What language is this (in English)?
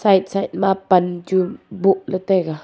Wancho Naga